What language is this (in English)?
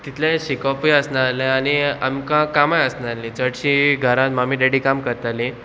Konkani